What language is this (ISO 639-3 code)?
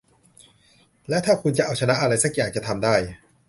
tha